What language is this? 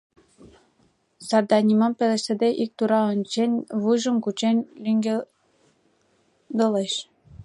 Mari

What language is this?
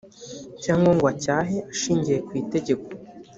Kinyarwanda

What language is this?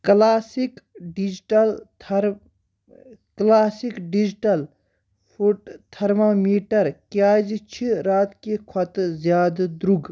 Kashmiri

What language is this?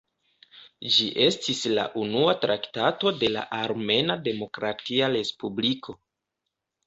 Esperanto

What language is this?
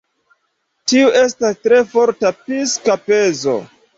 Esperanto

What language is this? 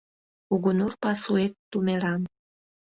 Mari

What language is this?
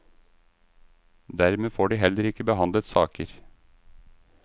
Norwegian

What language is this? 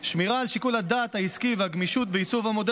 Hebrew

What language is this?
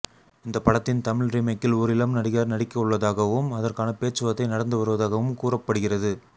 Tamil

